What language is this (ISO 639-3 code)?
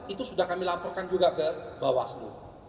ind